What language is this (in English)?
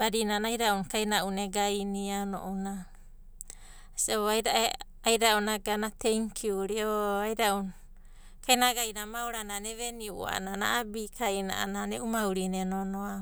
Abadi